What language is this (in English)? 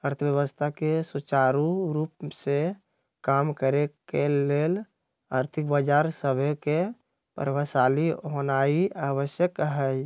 Magahi